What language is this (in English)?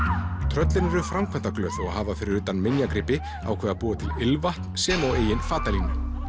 Icelandic